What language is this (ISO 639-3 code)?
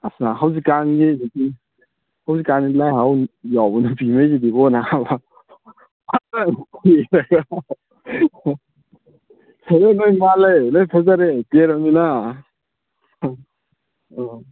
mni